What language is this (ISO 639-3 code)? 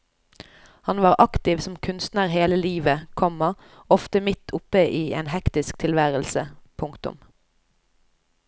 nor